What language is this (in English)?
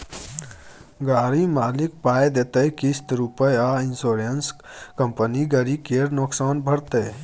Maithili